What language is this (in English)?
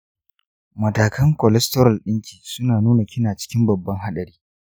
Hausa